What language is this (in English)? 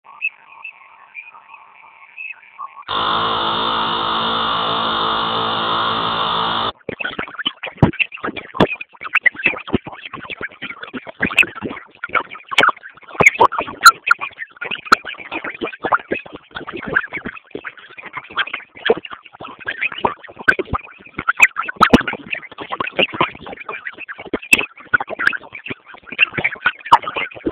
Swahili